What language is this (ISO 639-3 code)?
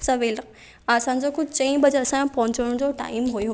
snd